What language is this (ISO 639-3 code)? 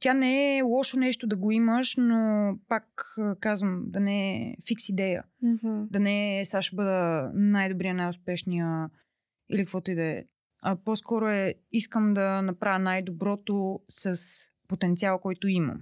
bul